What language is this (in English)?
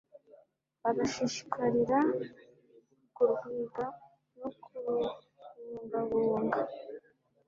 Kinyarwanda